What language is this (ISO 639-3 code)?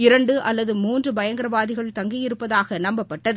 tam